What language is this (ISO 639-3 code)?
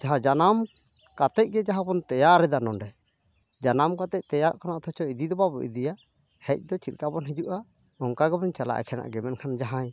sat